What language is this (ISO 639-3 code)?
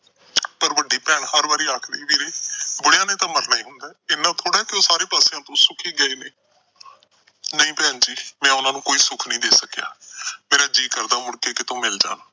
pan